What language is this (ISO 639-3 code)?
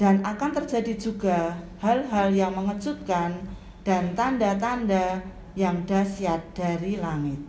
ind